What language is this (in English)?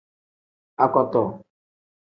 Tem